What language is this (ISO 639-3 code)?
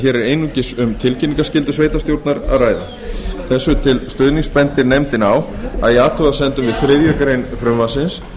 isl